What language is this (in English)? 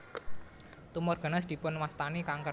Javanese